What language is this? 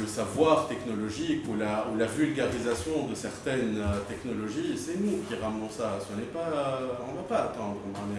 French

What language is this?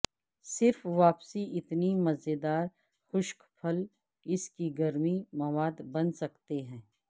Urdu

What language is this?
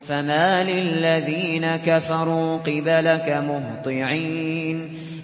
Arabic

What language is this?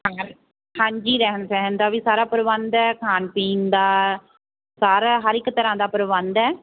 Punjabi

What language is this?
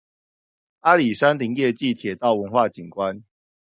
Chinese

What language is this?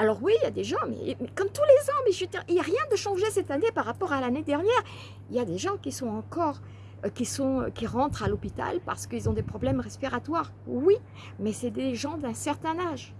French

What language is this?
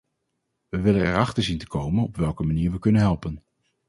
Dutch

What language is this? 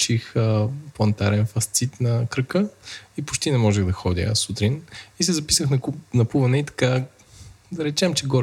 Bulgarian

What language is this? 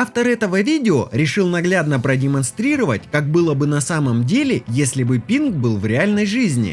Russian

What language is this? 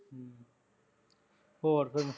Punjabi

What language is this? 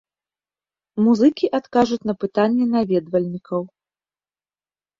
Belarusian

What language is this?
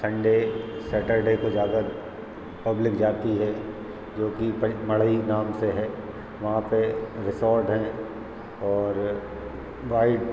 Hindi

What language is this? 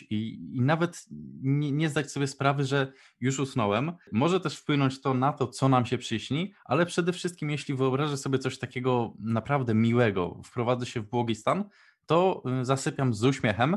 Polish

